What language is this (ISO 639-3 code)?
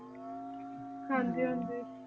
pan